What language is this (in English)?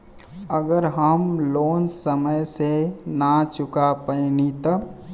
Bhojpuri